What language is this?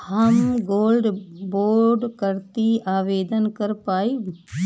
Bhojpuri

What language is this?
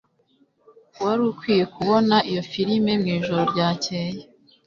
Kinyarwanda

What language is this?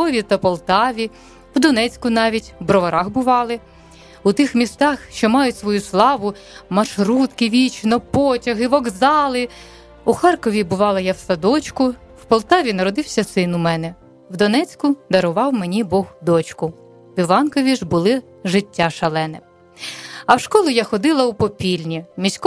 Ukrainian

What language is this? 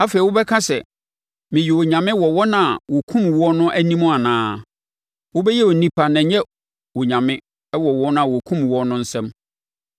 Akan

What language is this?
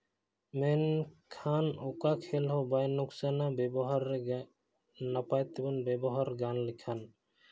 Santali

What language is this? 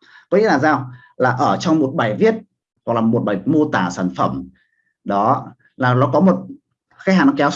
Vietnamese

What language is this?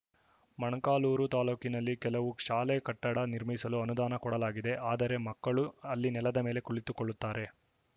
Kannada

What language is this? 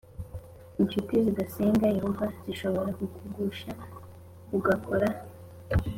Kinyarwanda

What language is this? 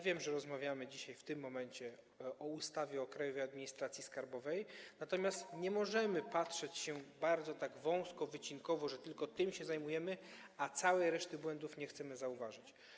Polish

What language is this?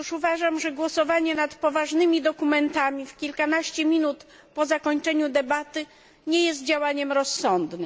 Polish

